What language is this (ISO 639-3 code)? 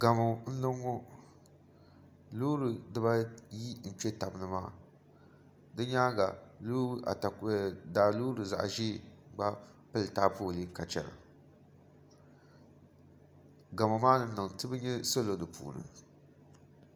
dag